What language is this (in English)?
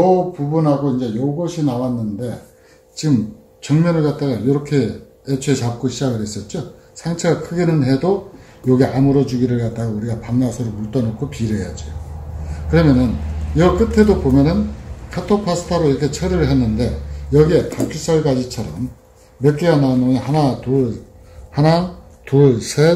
Korean